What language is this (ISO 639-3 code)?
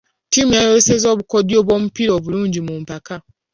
lug